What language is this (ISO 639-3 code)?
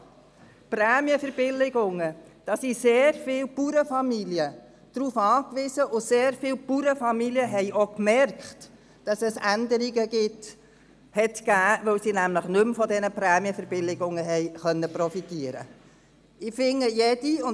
gsw